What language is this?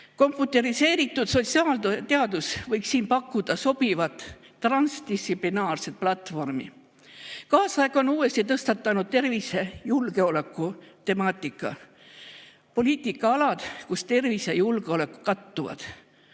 Estonian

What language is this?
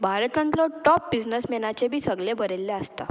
Konkani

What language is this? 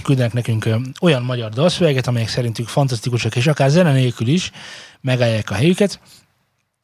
Hungarian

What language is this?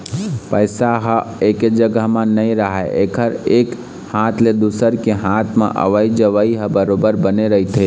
Chhattisgarhi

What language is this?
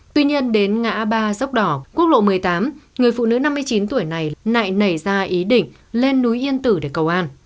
Vietnamese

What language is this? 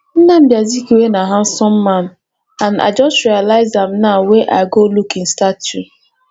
Nigerian Pidgin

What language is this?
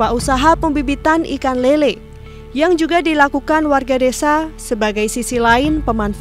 Indonesian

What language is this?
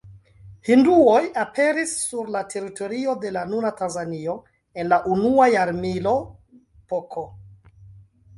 Esperanto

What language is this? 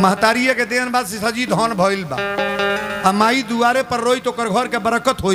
Hindi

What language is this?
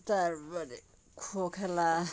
Bangla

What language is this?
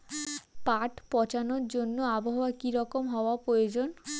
Bangla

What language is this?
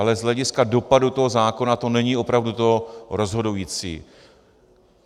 Czech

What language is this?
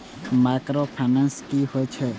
Maithili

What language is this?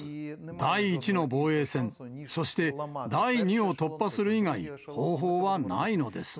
Japanese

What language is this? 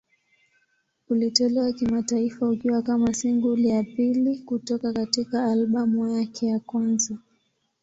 Swahili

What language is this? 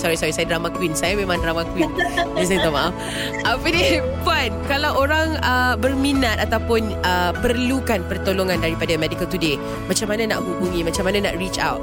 Malay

